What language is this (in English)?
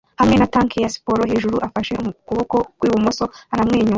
Kinyarwanda